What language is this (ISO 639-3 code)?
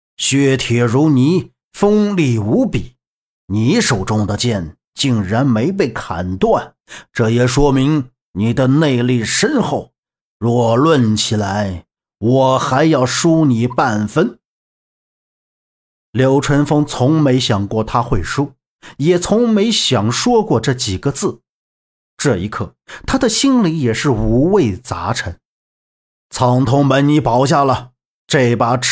zho